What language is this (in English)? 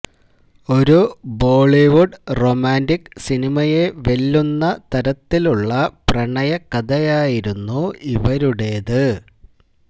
Malayalam